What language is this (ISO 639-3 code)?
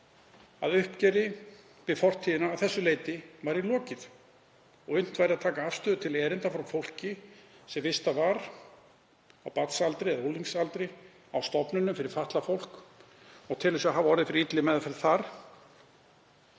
isl